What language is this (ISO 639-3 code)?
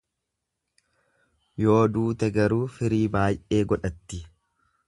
orm